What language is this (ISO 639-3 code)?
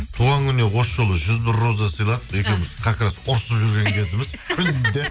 kaz